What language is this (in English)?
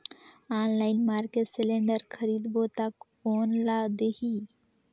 Chhattisgarhi